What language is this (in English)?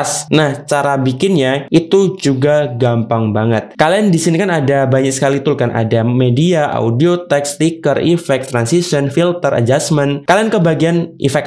Indonesian